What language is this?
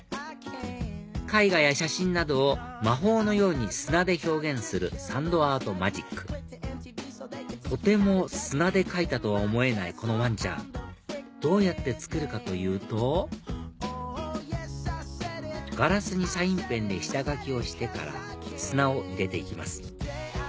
Japanese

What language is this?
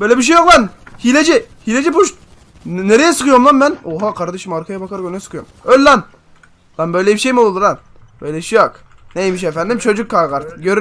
Turkish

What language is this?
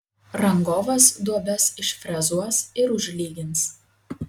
Lithuanian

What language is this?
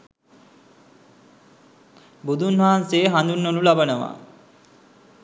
Sinhala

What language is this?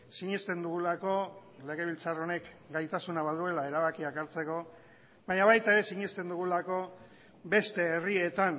Basque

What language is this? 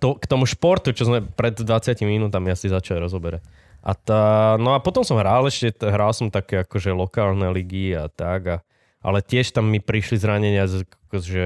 Slovak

